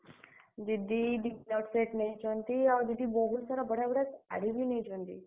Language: Odia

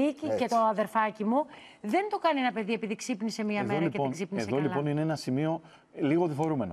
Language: Greek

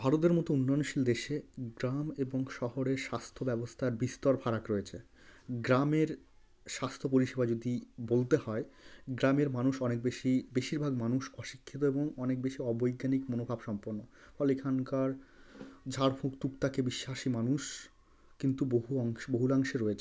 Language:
Bangla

